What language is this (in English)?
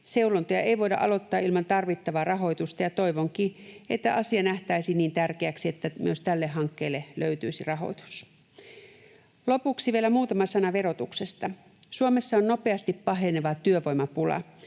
Finnish